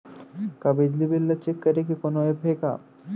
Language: Chhattisgarhi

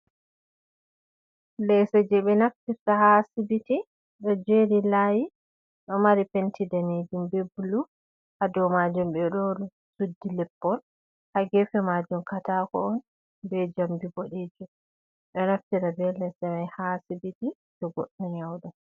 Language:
Fula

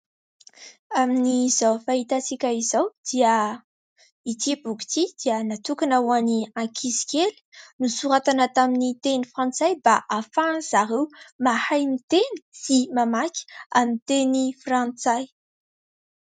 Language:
Malagasy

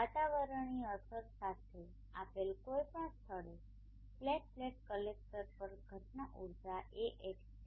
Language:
Gujarati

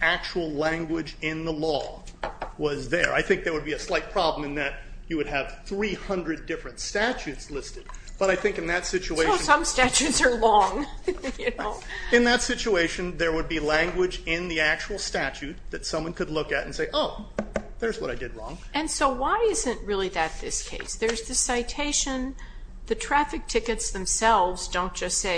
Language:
English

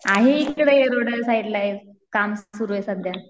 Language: Marathi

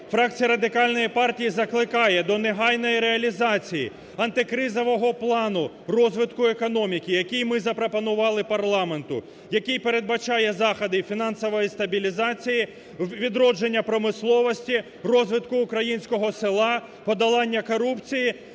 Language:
Ukrainian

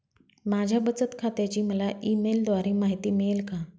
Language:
Marathi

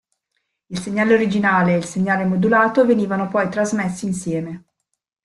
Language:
Italian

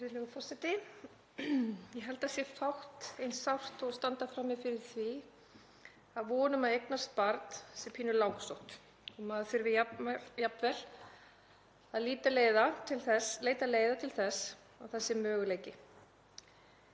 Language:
Icelandic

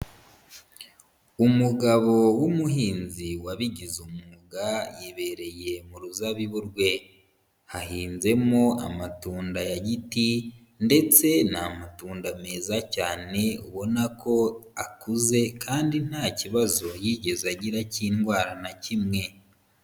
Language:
Kinyarwanda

